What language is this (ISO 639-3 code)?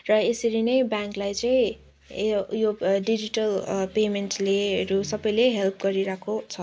nep